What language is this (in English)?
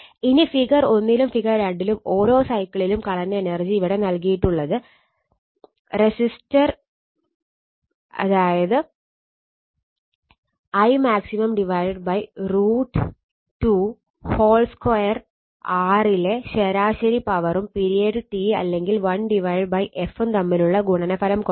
Malayalam